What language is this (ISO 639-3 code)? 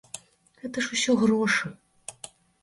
bel